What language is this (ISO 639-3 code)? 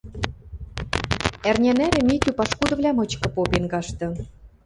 mrj